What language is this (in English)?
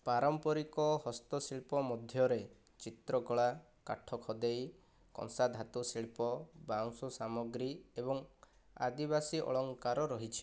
Odia